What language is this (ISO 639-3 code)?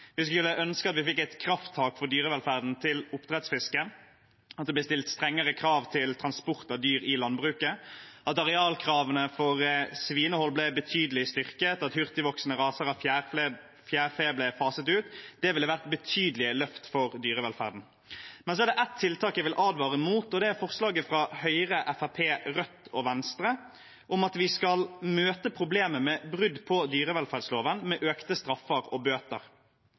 nob